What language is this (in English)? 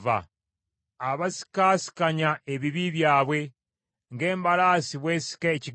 Ganda